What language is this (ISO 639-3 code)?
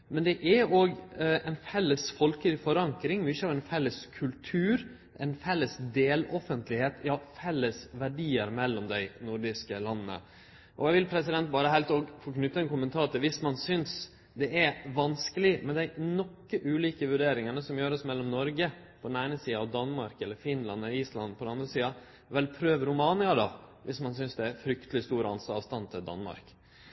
nno